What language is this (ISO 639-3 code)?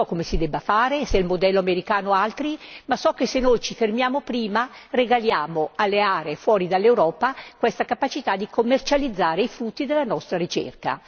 ita